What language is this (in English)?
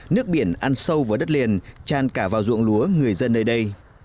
Vietnamese